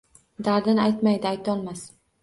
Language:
Uzbek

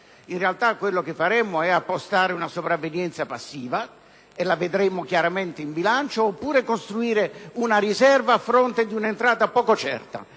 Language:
Italian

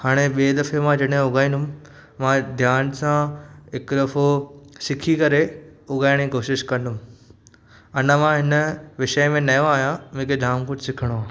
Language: Sindhi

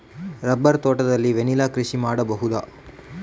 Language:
Kannada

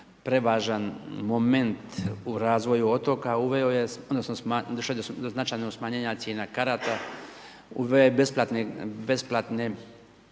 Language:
Croatian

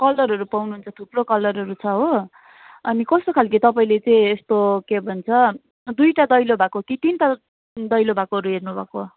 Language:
Nepali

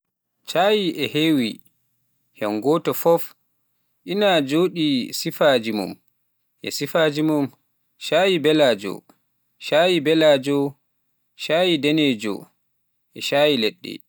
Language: Pular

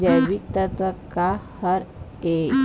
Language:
Chhattisgarhi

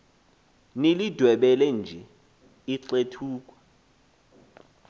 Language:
Xhosa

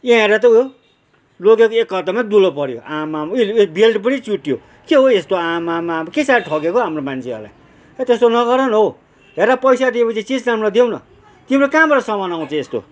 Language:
Nepali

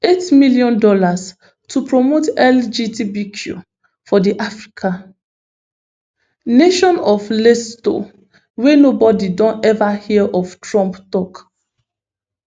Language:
Nigerian Pidgin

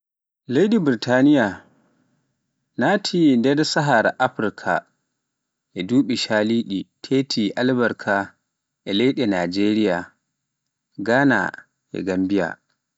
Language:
Pular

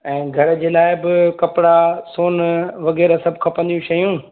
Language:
Sindhi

